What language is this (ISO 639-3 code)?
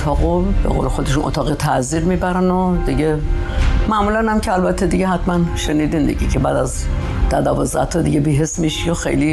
fas